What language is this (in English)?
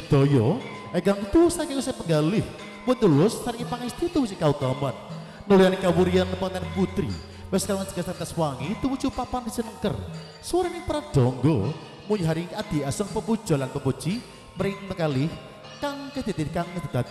Indonesian